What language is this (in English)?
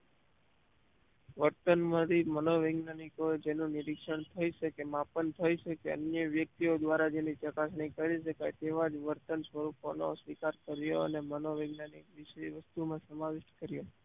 Gujarati